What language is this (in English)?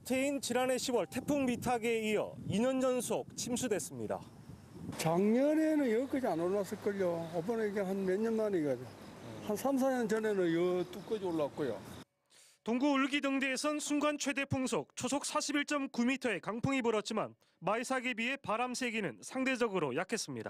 Korean